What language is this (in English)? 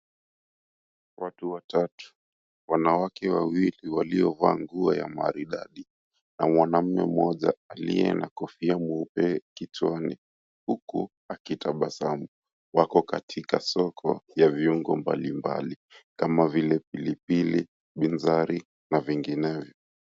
Swahili